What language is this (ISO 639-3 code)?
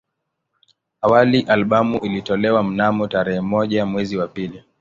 swa